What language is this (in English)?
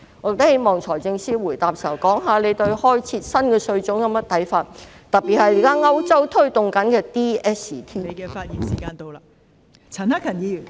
Cantonese